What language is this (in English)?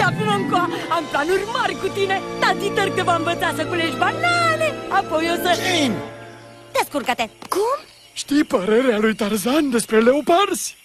Romanian